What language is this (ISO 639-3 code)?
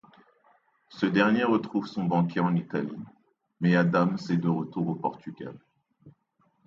fra